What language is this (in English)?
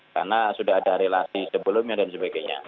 Indonesian